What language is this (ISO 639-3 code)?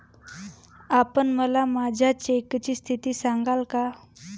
mar